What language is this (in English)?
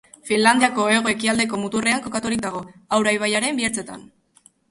Basque